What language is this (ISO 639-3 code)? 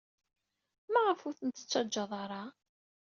kab